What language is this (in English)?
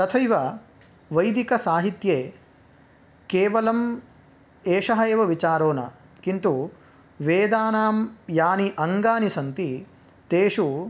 Sanskrit